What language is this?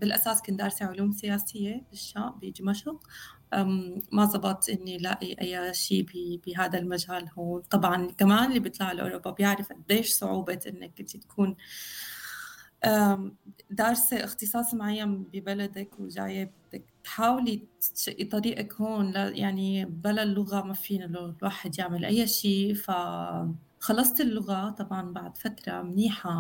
Arabic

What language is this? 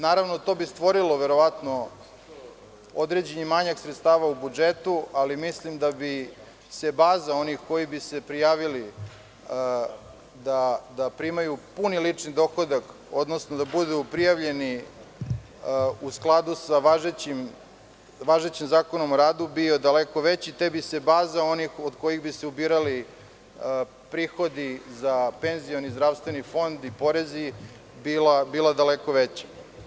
Serbian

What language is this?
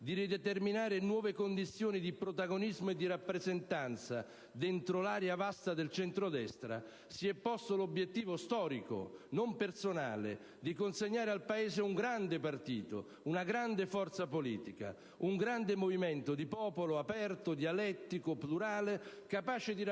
Italian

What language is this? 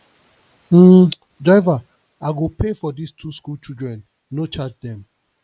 Nigerian Pidgin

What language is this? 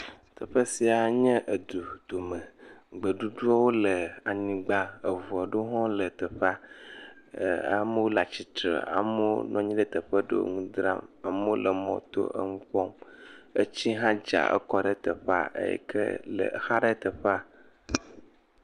Ewe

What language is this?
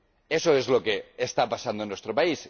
Spanish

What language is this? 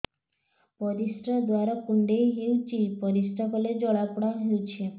Odia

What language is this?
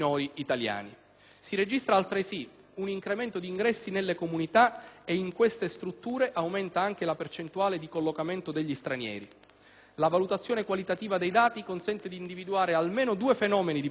Italian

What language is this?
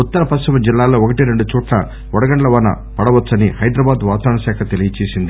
Telugu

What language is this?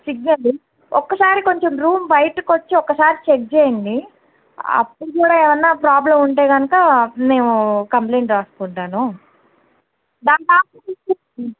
Telugu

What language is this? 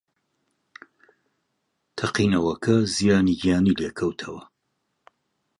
Central Kurdish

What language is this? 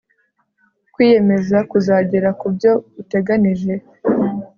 Kinyarwanda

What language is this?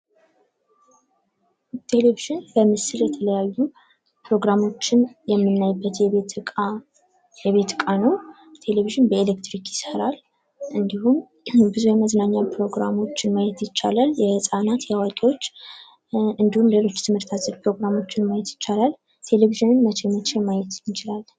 Amharic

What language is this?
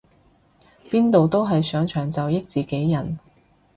Cantonese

